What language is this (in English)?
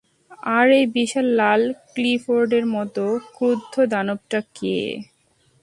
Bangla